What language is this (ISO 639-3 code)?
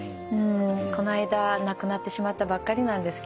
jpn